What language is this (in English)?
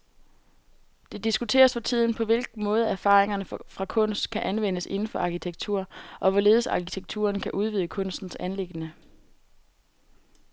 Danish